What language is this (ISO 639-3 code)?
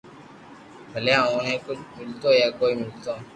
lrk